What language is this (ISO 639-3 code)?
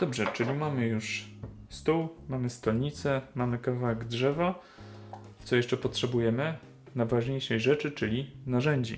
pol